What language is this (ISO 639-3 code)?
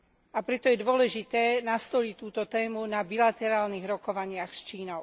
slk